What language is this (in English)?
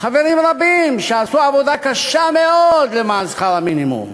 Hebrew